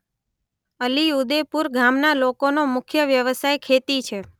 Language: Gujarati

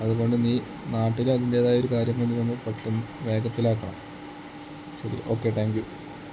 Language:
Malayalam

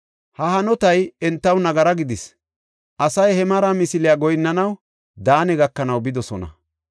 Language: Gofa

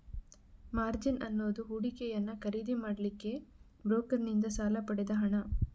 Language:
Kannada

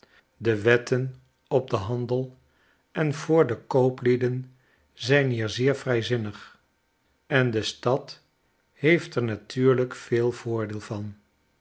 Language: Dutch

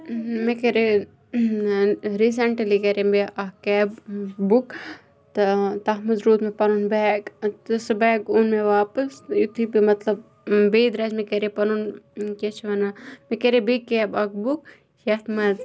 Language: Kashmiri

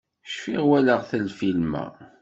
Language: Kabyle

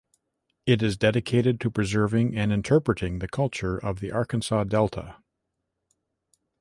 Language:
English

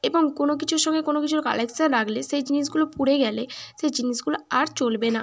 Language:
Bangla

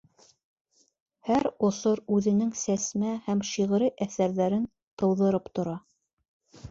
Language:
Bashkir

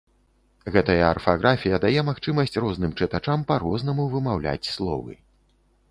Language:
Belarusian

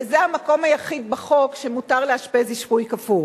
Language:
Hebrew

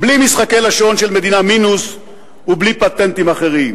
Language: Hebrew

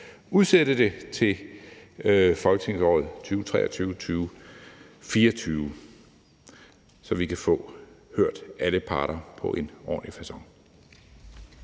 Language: Danish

